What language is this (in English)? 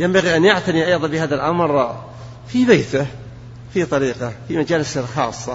Arabic